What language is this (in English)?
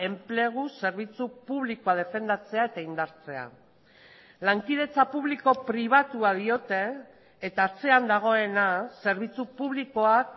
Basque